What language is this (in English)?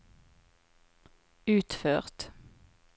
Norwegian